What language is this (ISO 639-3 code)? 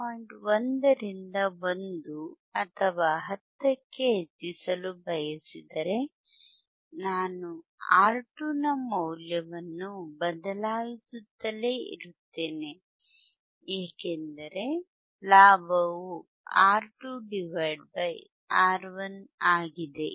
kan